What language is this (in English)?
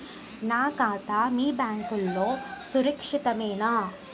Telugu